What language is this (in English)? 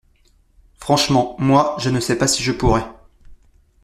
French